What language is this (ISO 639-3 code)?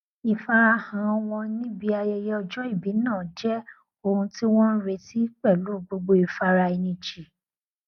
yor